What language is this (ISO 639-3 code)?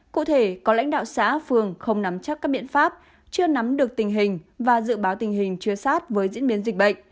vie